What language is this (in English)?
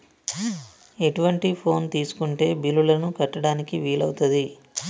Telugu